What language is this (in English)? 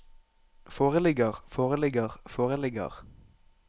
Norwegian